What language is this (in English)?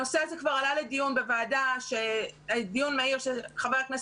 Hebrew